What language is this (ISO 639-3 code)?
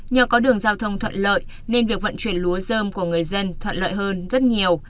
vie